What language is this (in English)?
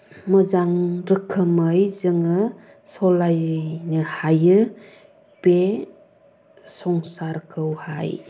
Bodo